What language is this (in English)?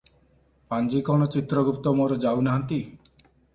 Odia